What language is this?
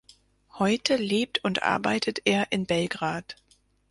German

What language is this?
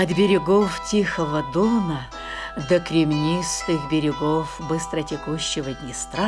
Ukrainian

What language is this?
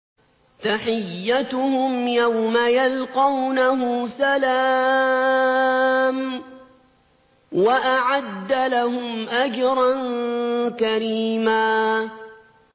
Arabic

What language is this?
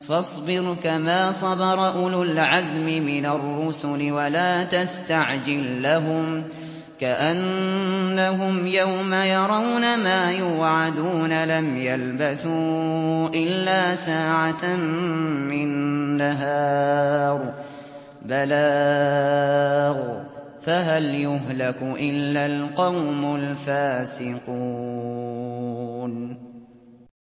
Arabic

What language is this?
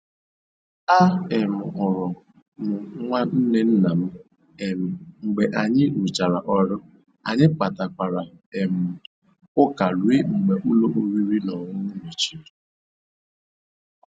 Igbo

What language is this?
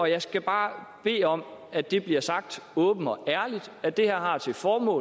Danish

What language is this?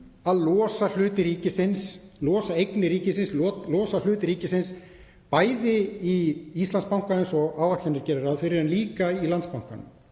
Icelandic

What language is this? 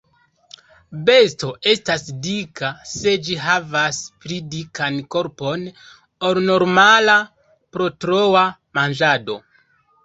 Esperanto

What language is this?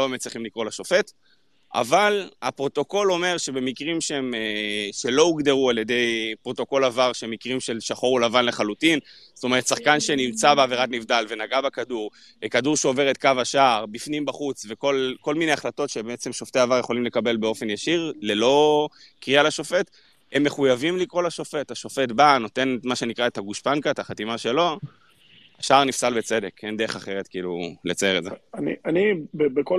Hebrew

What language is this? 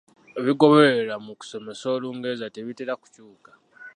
Ganda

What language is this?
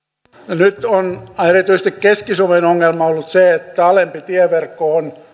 Finnish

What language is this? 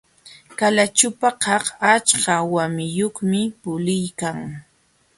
Jauja Wanca Quechua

